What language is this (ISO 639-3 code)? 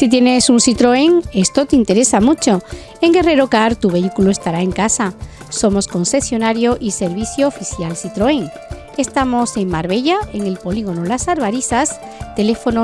spa